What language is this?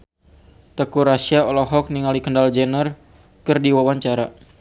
Sundanese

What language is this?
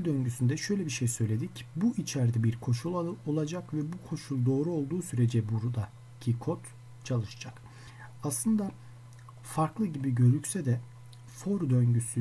Turkish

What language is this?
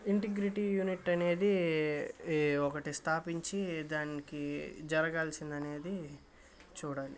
Telugu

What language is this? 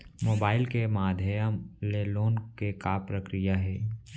Chhattisgarhi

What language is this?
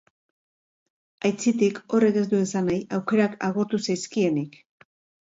Basque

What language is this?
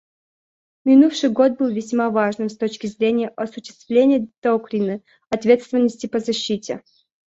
Russian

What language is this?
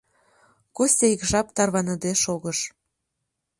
Mari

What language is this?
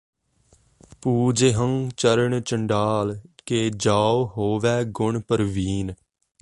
Punjabi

